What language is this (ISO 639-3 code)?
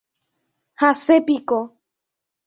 grn